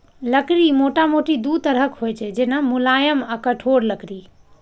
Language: Maithili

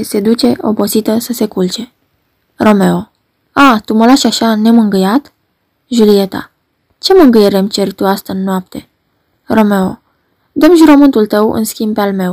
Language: Romanian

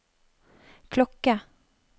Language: Norwegian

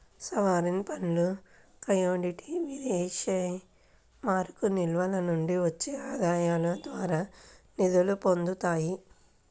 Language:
Telugu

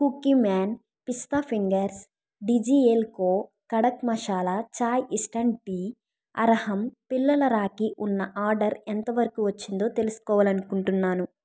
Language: Telugu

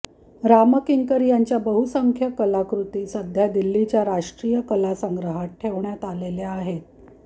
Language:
Marathi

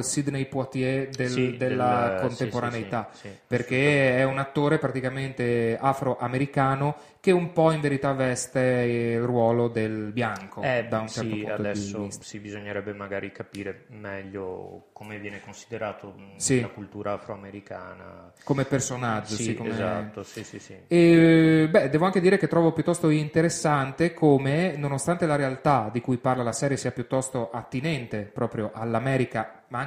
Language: Italian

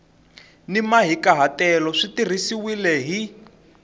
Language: Tsonga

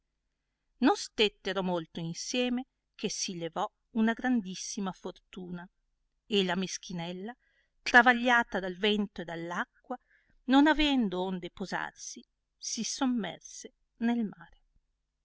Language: Italian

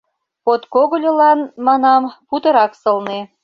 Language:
Mari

